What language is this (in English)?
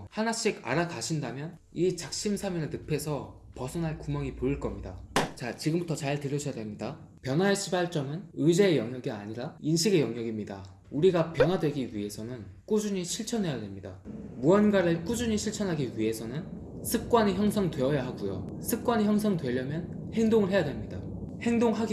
Korean